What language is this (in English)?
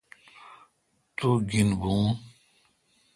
Kalkoti